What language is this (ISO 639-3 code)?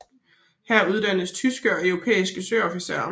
dan